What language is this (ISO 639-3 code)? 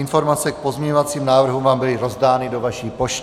ces